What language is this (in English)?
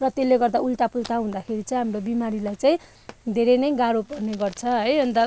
Nepali